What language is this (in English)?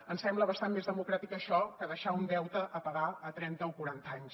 Catalan